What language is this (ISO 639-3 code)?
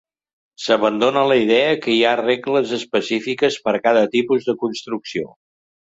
cat